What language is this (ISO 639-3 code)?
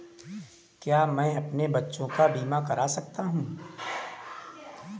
hin